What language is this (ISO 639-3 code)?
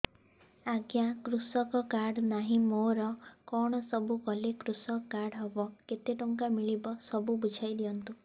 ori